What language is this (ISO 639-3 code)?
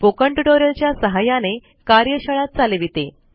mar